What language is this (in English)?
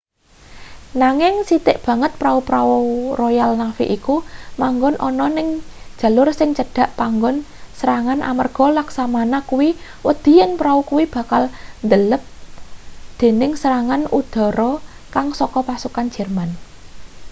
Javanese